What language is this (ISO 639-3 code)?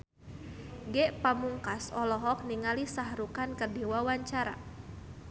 sun